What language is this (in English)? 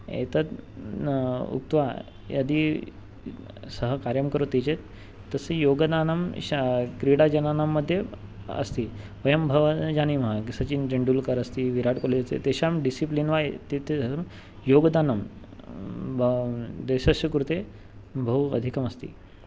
Sanskrit